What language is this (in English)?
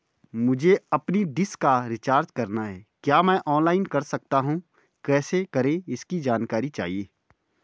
Hindi